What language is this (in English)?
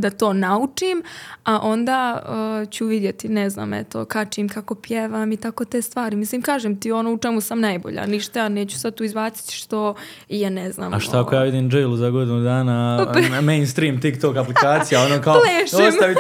Croatian